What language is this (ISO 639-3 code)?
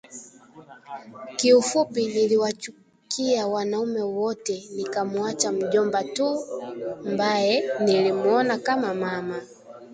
swa